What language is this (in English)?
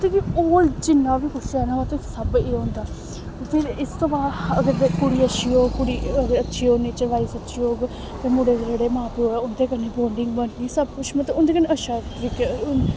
Dogri